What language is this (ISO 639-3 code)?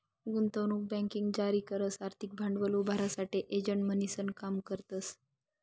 mar